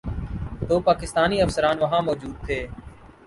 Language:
Urdu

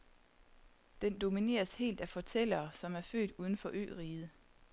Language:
Danish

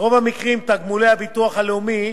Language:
Hebrew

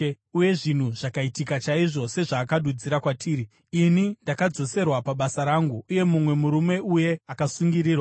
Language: Shona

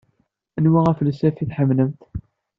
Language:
Kabyle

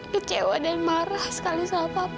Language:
Indonesian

